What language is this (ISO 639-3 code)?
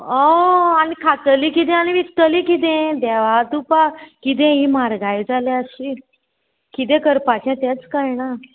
kok